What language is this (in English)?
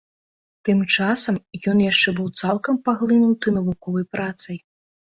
Belarusian